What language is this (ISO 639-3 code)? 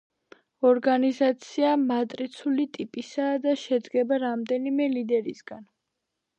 kat